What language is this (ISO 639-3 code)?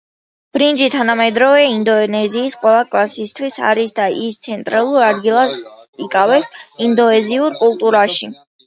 kat